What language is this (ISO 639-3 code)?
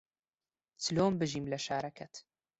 ckb